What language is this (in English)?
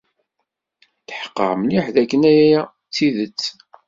Kabyle